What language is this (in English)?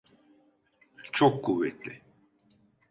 Turkish